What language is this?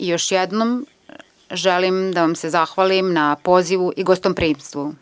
Serbian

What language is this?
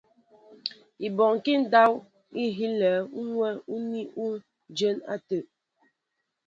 Mbo (Cameroon)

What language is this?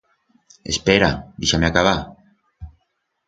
Aragonese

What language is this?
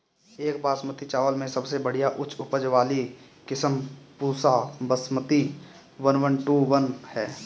Bhojpuri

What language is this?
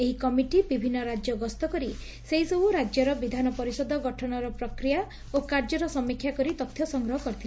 Odia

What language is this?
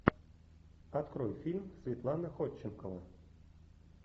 Russian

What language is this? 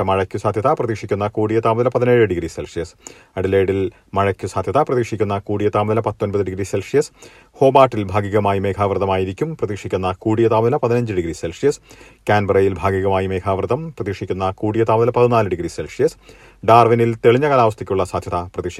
Malayalam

